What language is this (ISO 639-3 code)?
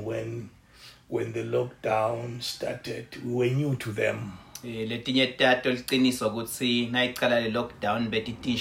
eng